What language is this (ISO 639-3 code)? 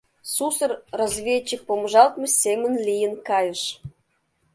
chm